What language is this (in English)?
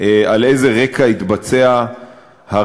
Hebrew